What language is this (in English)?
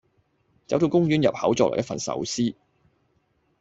Cantonese